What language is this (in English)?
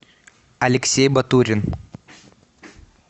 Russian